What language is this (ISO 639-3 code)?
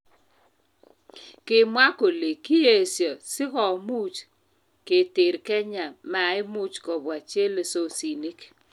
kln